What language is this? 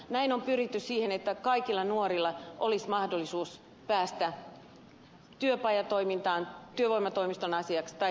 Finnish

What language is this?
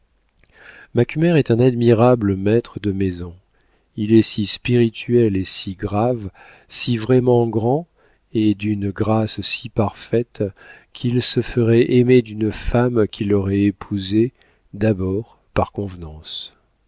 French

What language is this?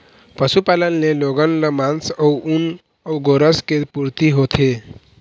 Chhattisgarhi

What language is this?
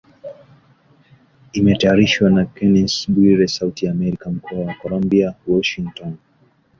Swahili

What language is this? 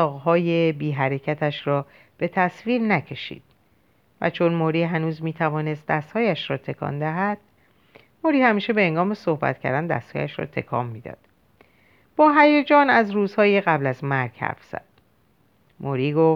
Persian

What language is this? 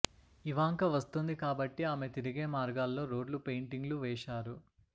Telugu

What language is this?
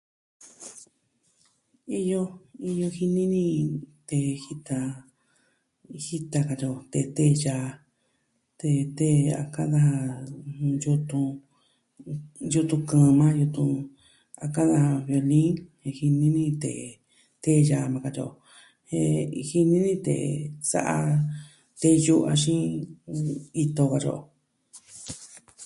Southwestern Tlaxiaco Mixtec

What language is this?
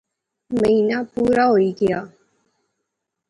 Pahari-Potwari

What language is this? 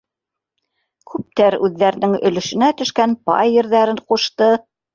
Bashkir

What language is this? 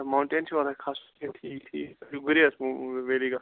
Kashmiri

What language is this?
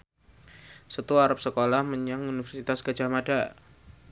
Javanese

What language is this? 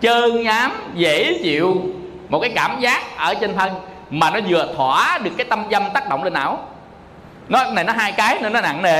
Vietnamese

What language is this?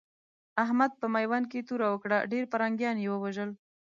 Pashto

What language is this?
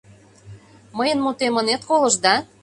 Mari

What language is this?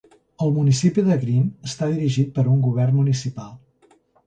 Catalan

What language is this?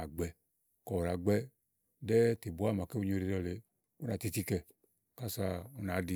Igo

